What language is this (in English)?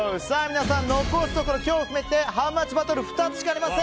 Japanese